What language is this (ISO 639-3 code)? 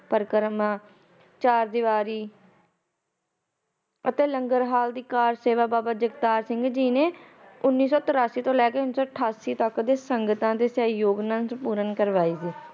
pan